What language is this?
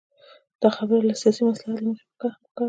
Pashto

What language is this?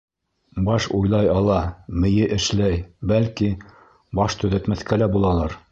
Bashkir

